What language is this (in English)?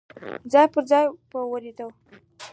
Pashto